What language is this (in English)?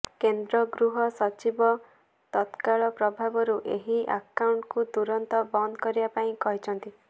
Odia